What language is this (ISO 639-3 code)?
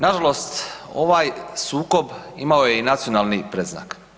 hrv